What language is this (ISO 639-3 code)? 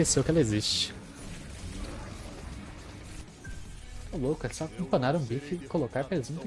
por